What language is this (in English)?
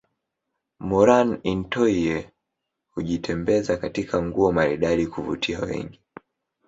Swahili